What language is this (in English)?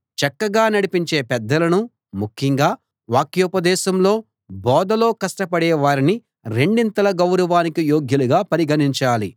Telugu